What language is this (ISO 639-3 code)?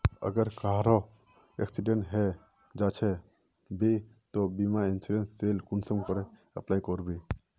mag